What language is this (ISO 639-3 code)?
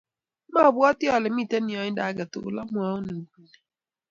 kln